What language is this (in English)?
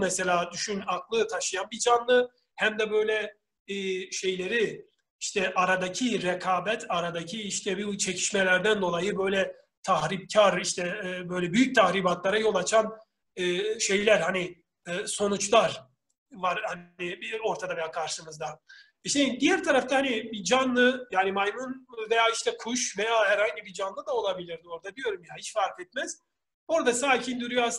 Turkish